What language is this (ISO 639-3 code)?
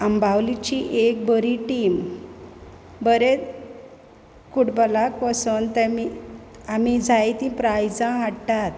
kok